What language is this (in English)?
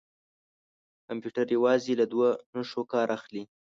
Pashto